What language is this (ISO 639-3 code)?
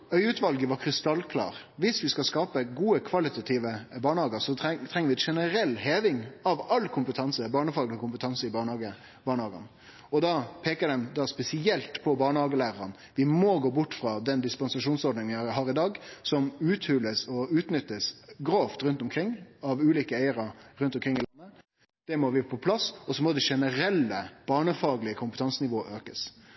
nno